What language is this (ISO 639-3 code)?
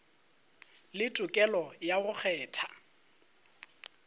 nso